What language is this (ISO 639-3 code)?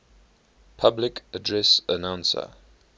eng